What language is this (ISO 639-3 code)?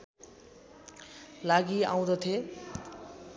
nep